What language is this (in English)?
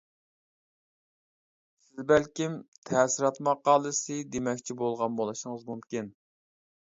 Uyghur